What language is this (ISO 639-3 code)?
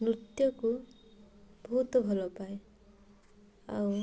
ori